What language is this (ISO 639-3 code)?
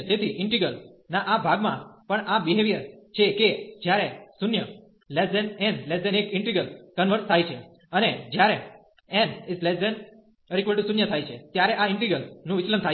guj